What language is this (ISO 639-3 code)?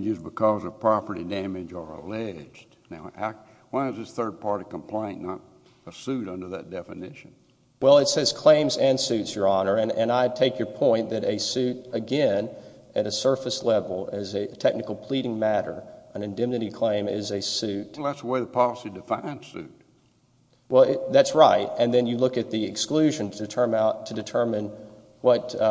eng